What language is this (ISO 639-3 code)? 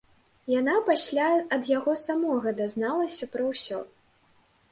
bel